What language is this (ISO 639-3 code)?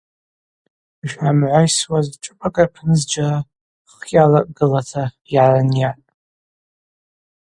abq